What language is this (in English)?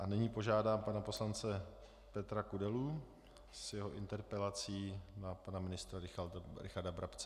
Czech